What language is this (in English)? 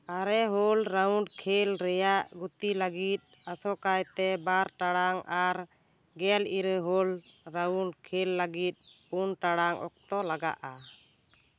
Santali